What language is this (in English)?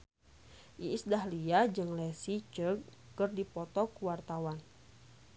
Sundanese